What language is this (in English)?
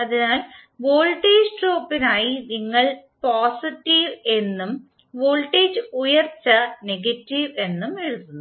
Malayalam